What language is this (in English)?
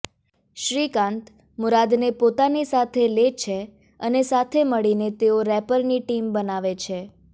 Gujarati